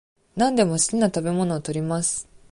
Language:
Japanese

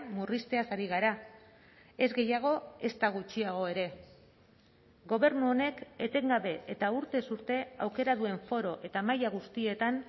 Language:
Basque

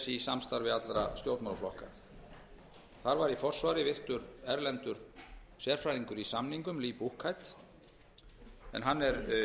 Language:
Icelandic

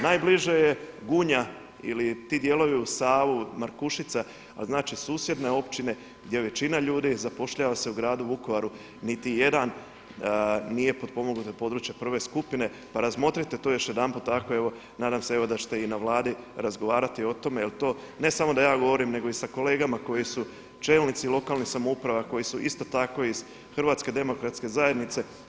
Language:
Croatian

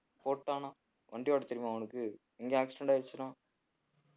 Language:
Tamil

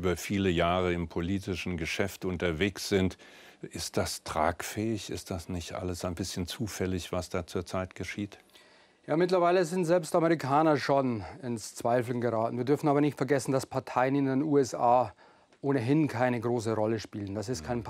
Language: German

